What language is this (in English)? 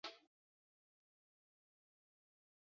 Chinese